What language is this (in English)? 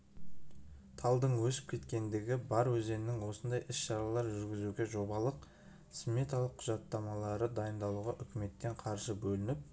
Kazakh